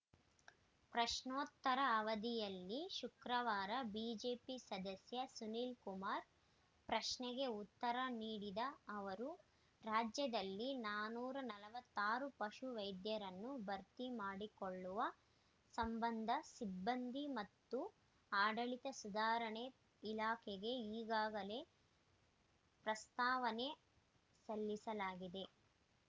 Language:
Kannada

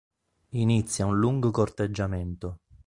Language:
Italian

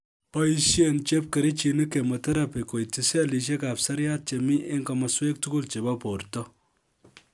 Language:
Kalenjin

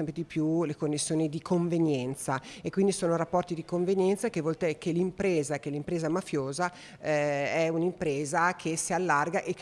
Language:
Italian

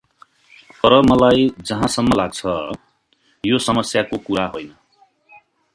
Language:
Nepali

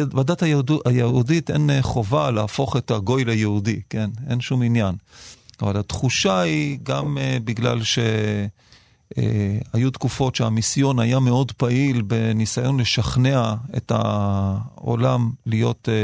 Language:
Hebrew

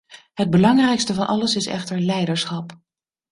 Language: Dutch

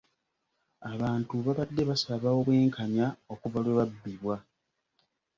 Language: Ganda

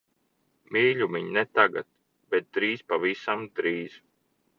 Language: Latvian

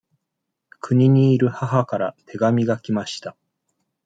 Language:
Japanese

